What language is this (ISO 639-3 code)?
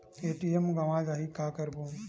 hne